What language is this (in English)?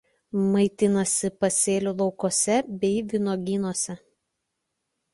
Lithuanian